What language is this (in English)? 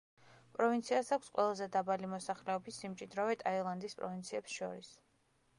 Georgian